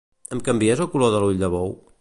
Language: Catalan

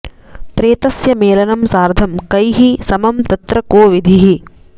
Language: Sanskrit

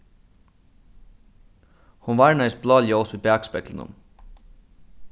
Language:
Faroese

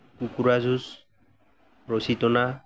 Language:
Assamese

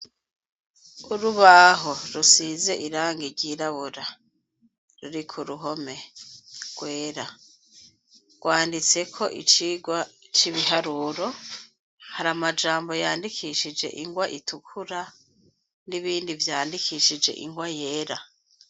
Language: Rundi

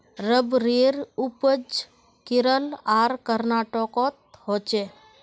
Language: Magahi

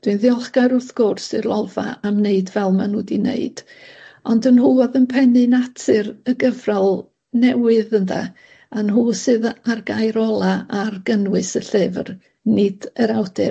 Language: Welsh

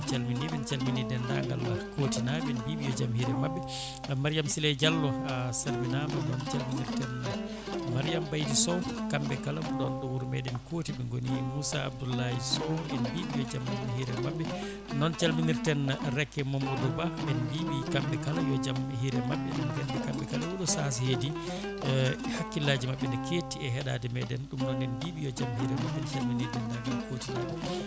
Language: Fula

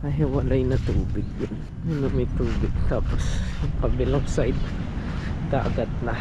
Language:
Filipino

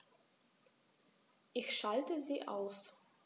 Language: German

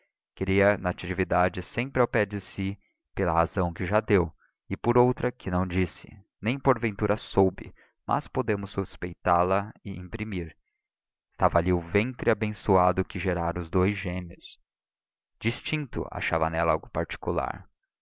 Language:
Portuguese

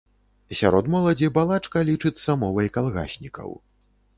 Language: Belarusian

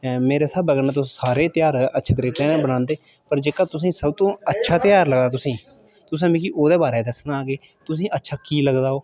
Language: Dogri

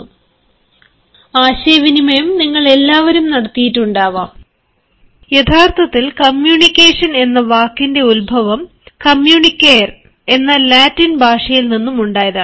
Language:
Malayalam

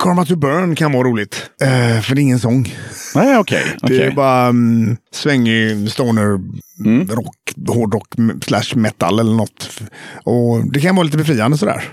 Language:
Swedish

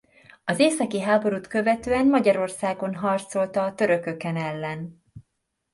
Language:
Hungarian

